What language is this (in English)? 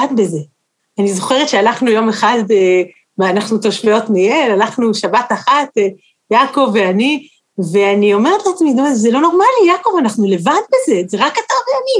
Hebrew